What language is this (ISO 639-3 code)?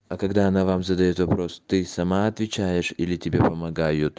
rus